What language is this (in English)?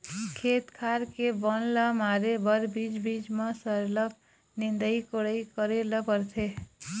Chhattisgarhi